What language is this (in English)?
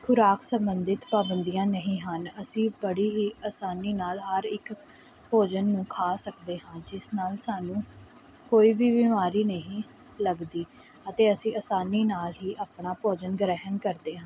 Punjabi